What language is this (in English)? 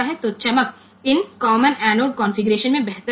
Hindi